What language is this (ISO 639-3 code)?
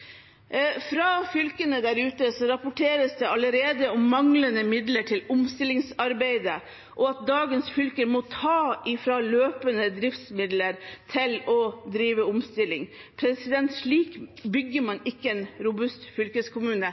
nob